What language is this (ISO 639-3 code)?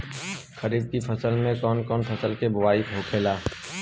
bho